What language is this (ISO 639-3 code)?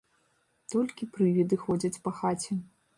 bel